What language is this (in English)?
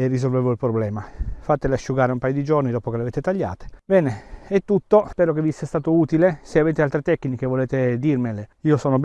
Italian